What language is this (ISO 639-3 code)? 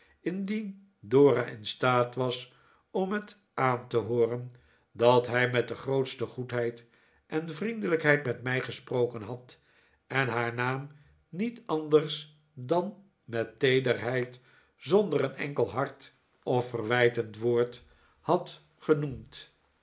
nld